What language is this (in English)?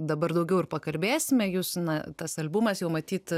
Lithuanian